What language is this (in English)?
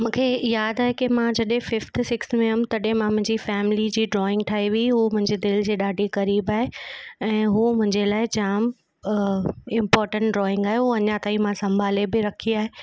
Sindhi